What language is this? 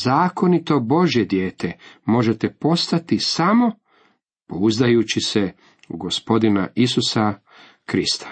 Croatian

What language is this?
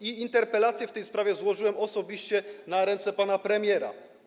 Polish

